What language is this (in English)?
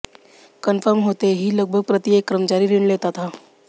Hindi